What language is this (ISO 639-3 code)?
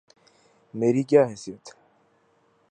urd